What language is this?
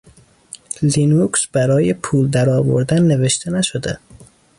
Persian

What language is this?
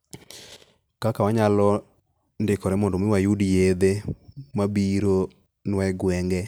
Luo (Kenya and Tanzania)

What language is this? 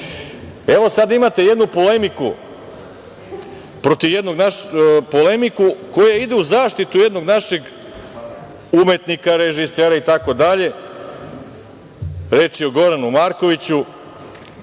Serbian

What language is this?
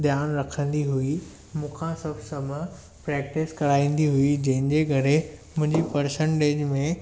Sindhi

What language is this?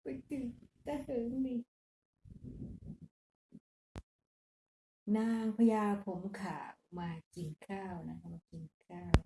Thai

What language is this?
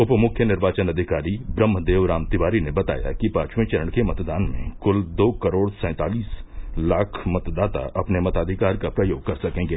Hindi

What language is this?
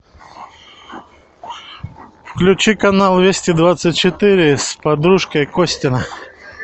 Russian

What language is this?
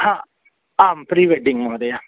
Sanskrit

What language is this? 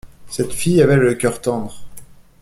French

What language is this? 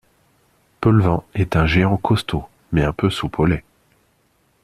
French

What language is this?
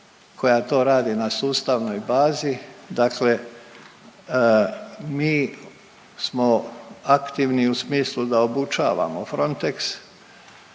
Croatian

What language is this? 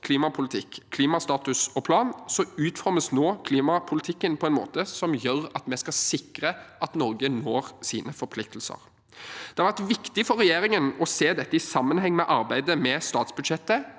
Norwegian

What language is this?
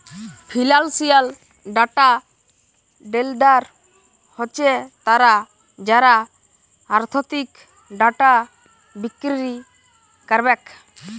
Bangla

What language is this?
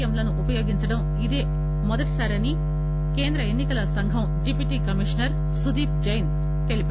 Telugu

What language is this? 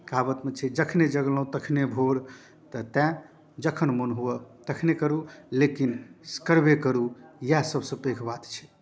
Maithili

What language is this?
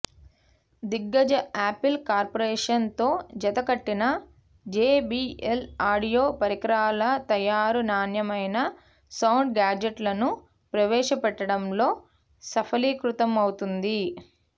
Telugu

